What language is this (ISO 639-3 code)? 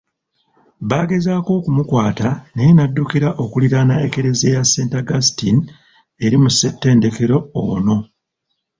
lug